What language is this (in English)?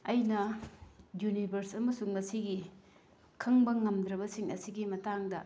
Manipuri